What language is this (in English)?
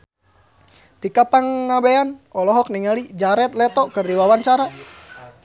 Sundanese